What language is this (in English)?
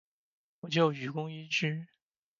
Chinese